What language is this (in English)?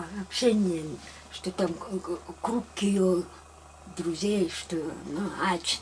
Russian